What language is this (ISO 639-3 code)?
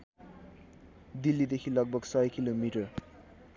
nep